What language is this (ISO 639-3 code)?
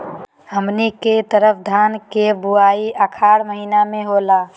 mag